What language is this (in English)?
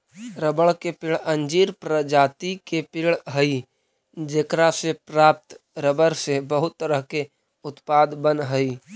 Magahi